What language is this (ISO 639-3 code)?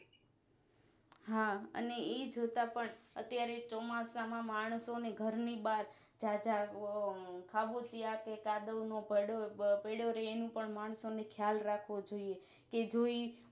guj